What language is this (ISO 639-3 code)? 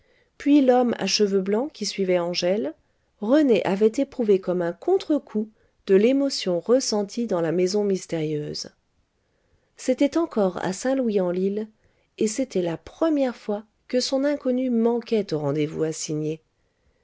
fra